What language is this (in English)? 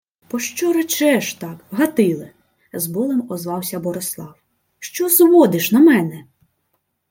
Ukrainian